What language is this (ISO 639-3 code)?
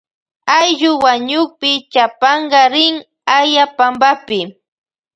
qvj